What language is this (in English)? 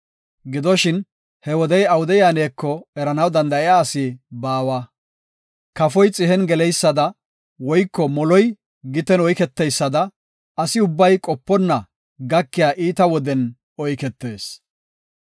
Gofa